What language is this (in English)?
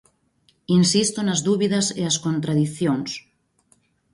Galician